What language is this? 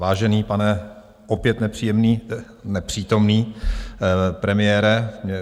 Czech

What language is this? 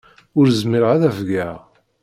Kabyle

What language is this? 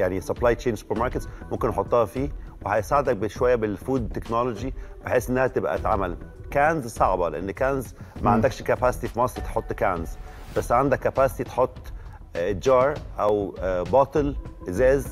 Arabic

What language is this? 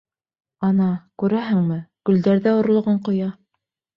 Bashkir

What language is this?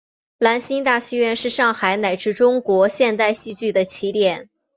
Chinese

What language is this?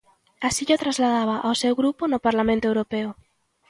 Galician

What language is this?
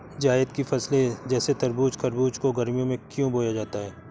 Hindi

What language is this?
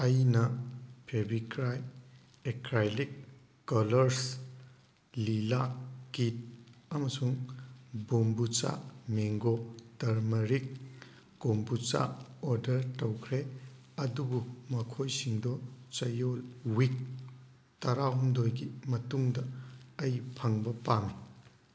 Manipuri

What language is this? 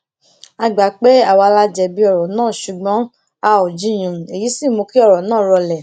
Yoruba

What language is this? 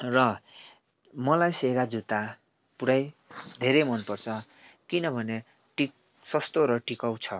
Nepali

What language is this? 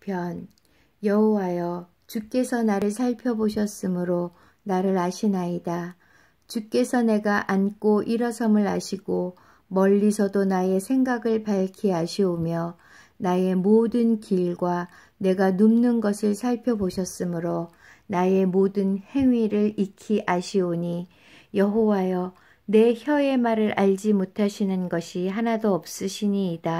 Korean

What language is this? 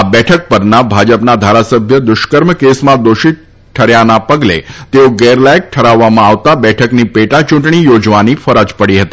Gujarati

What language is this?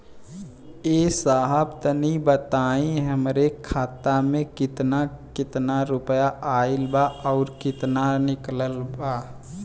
Bhojpuri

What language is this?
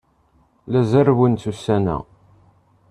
Kabyle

